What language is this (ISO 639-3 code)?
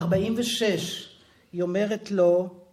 heb